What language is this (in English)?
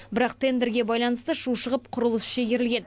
Kazakh